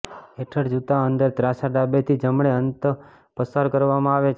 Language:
Gujarati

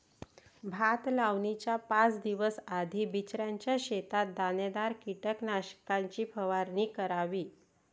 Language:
Marathi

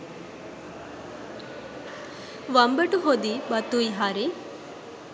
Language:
Sinhala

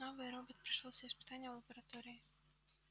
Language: Russian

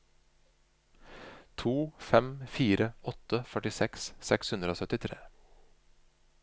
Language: Norwegian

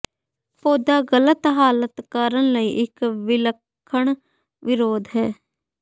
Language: Punjabi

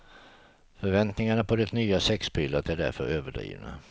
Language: Swedish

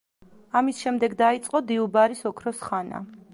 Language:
Georgian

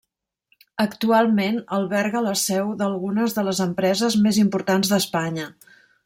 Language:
Catalan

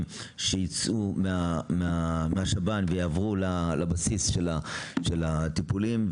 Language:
Hebrew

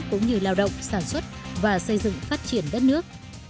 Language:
Vietnamese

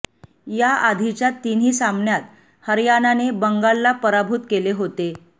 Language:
Marathi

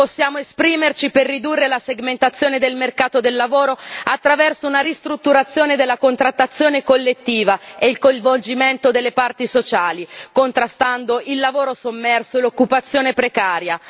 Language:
Italian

